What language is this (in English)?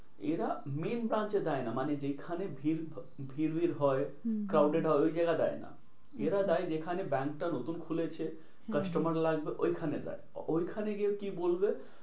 Bangla